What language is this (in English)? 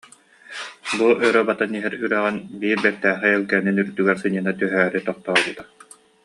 Yakut